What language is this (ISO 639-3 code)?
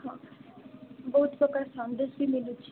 ori